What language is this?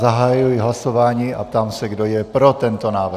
Czech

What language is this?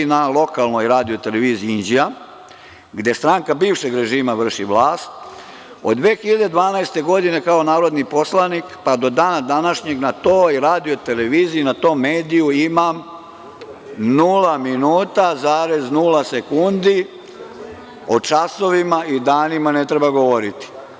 Serbian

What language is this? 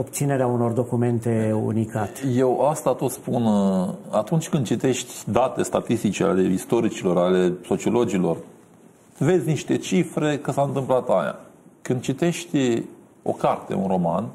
Romanian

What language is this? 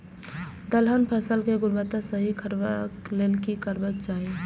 Maithili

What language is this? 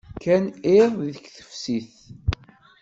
Kabyle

